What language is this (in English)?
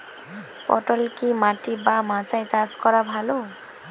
Bangla